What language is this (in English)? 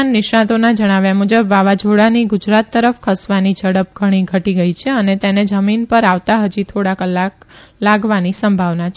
Gujarati